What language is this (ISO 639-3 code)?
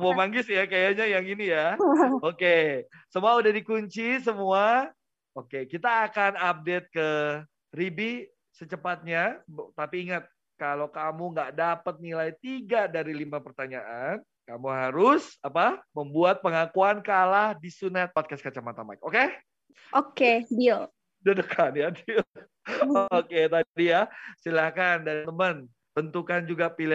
ind